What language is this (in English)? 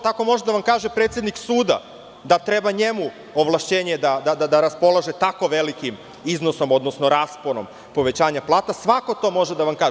Serbian